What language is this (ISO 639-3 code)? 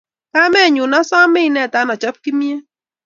kln